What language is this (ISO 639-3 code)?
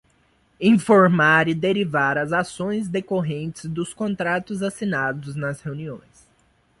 por